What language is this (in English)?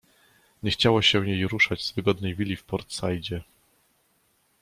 Polish